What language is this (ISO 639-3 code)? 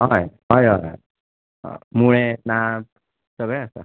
kok